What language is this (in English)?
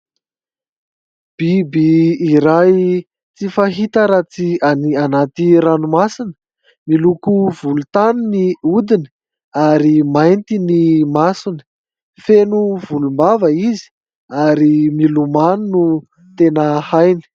Malagasy